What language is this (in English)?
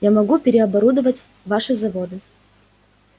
Russian